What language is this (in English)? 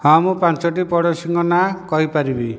Odia